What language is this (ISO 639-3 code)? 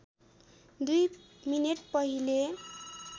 nep